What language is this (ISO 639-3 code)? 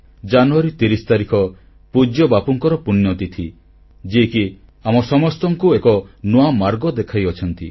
ori